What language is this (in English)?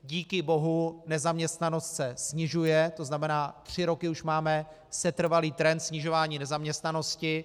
Czech